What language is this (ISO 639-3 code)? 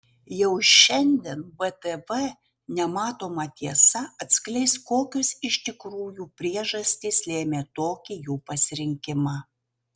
lit